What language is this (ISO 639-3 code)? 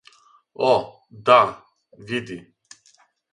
srp